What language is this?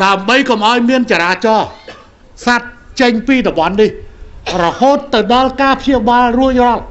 Thai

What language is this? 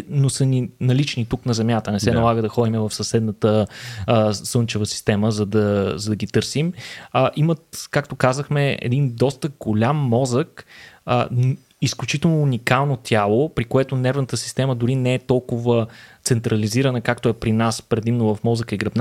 Bulgarian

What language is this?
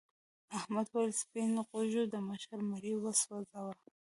Pashto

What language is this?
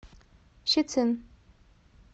Russian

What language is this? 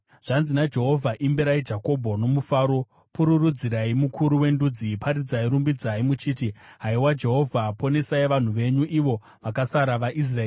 Shona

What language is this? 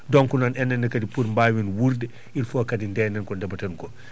Fula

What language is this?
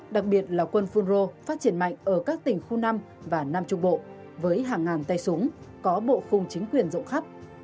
Vietnamese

